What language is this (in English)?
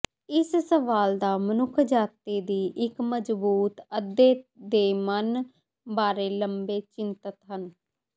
Punjabi